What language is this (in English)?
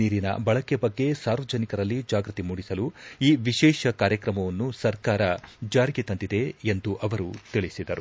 Kannada